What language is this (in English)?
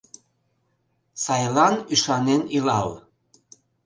Mari